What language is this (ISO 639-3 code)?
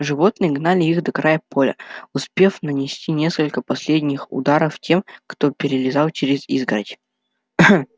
rus